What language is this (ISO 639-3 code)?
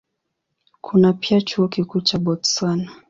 swa